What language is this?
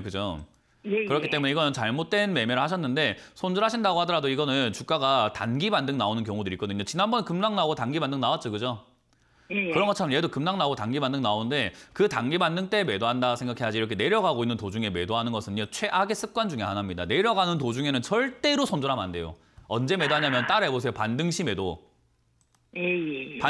Korean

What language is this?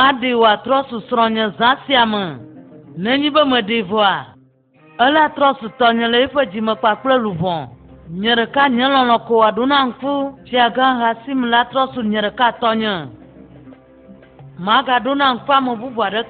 French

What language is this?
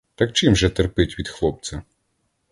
Ukrainian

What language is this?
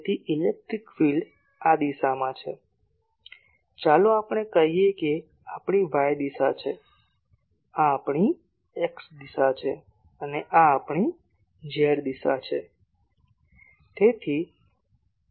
Gujarati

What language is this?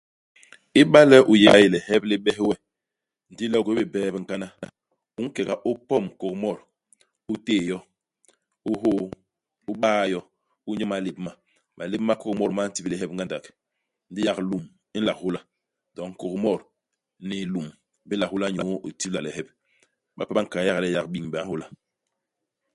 Basaa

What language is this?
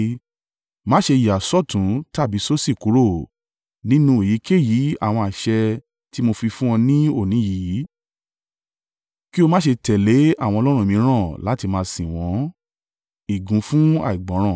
Yoruba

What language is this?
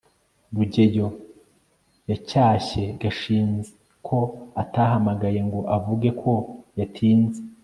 Kinyarwanda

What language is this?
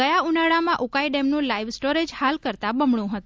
Gujarati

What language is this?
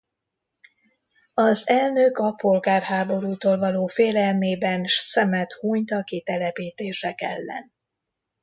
Hungarian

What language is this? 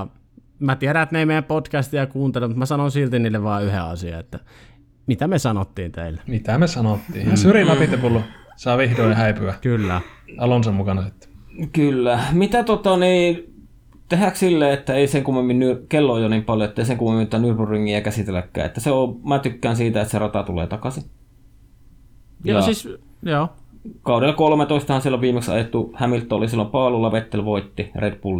Finnish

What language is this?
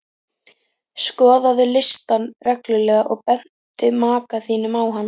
Icelandic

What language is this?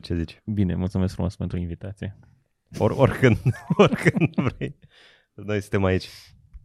Romanian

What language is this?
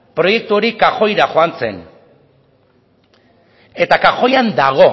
Basque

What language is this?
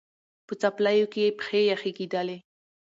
Pashto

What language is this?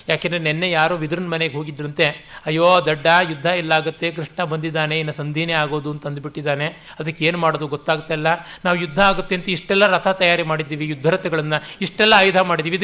Kannada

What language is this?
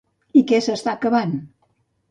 Catalan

